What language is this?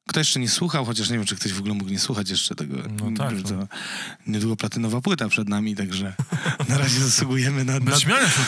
Polish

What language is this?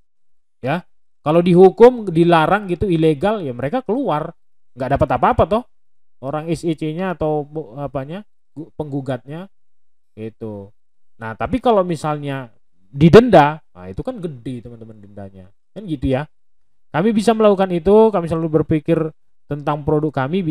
Indonesian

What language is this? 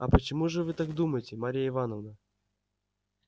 Russian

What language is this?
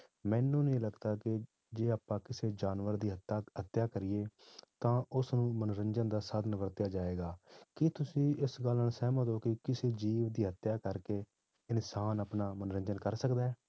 Punjabi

